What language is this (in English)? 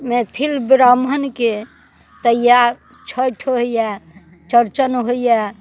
Maithili